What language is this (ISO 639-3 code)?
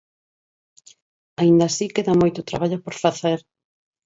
glg